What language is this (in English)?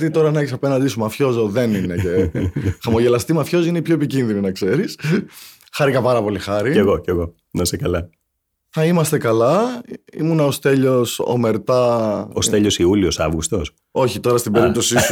Greek